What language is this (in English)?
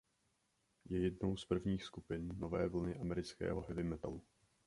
Czech